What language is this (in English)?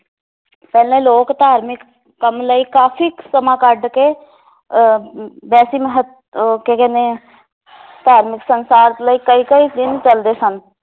Punjabi